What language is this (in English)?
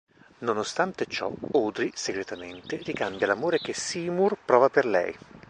Italian